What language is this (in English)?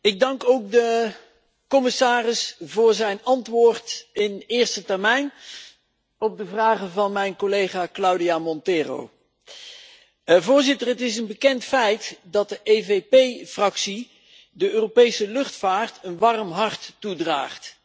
Dutch